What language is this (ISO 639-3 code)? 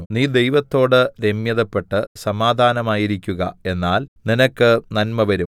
mal